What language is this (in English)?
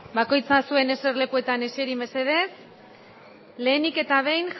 Basque